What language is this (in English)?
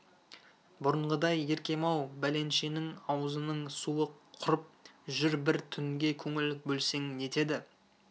Kazakh